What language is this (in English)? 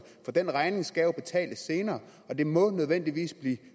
Danish